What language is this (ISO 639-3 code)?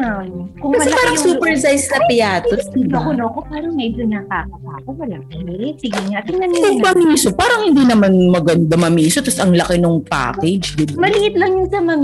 fil